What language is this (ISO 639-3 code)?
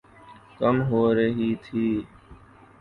urd